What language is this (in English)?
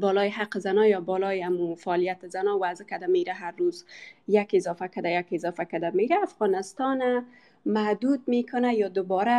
Persian